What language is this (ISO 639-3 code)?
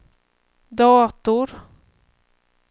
swe